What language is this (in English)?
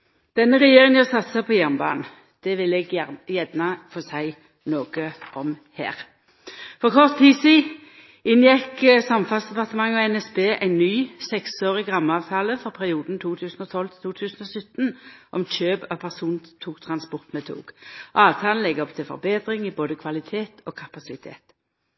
Norwegian Nynorsk